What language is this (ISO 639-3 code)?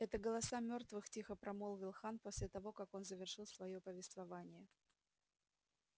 rus